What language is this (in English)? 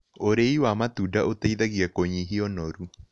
Kikuyu